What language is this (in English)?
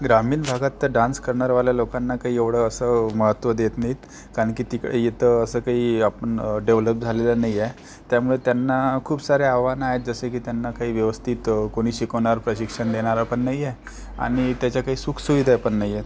Marathi